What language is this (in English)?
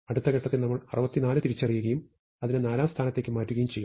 Malayalam